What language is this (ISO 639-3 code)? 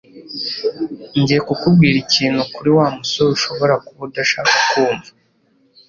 kin